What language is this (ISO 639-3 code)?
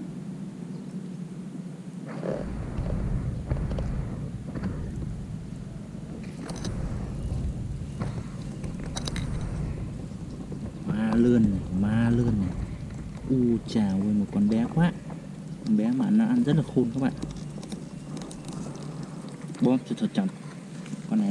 vie